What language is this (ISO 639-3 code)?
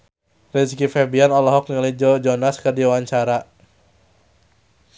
sun